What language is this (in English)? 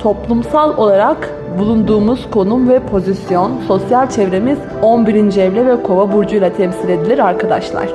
Turkish